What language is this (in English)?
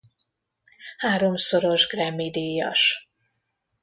Hungarian